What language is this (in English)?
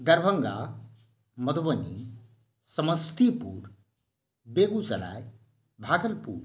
Maithili